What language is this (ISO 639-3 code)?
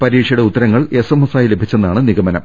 mal